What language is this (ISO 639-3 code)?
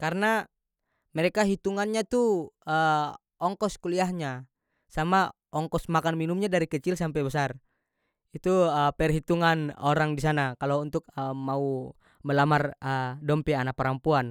max